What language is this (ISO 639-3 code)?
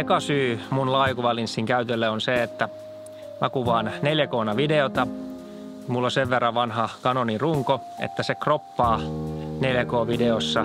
fin